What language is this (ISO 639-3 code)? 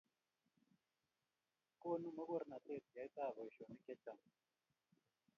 kln